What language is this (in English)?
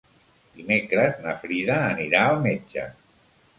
Catalan